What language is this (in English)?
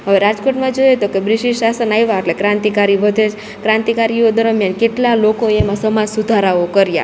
Gujarati